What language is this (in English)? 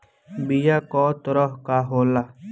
Bhojpuri